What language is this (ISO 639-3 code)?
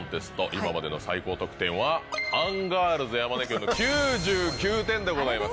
jpn